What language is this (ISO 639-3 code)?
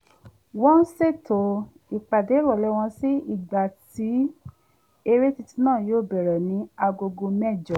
yor